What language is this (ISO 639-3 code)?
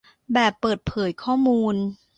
tha